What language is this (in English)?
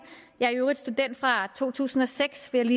Danish